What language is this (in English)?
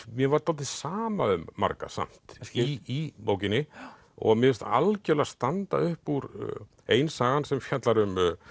Icelandic